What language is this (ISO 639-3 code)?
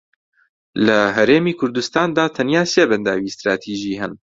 ckb